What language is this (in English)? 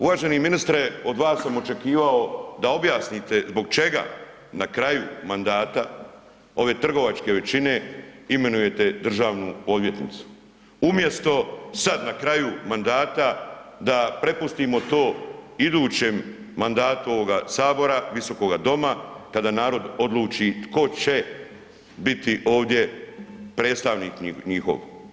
Croatian